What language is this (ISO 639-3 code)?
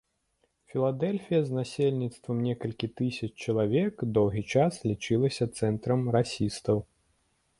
bel